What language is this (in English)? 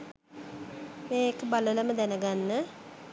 Sinhala